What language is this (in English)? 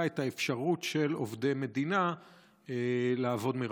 Hebrew